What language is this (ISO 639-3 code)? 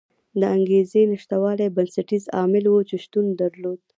pus